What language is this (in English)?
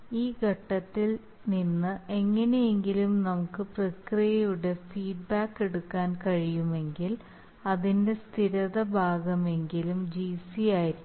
Malayalam